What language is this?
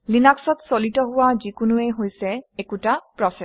Assamese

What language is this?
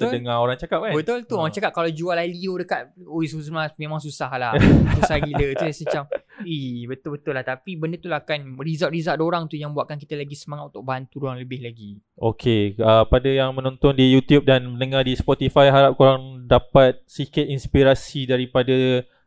Malay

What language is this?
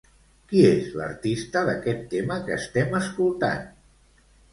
Catalan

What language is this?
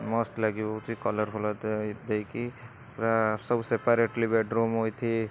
Odia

